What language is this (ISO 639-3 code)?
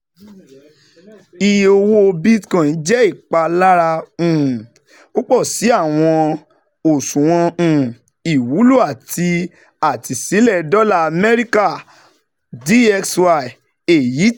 yor